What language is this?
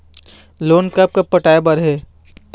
Chhattisgarhi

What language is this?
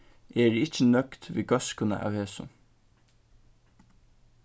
Faroese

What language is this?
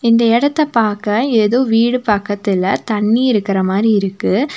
Tamil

